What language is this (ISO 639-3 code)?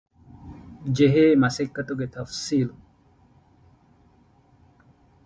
div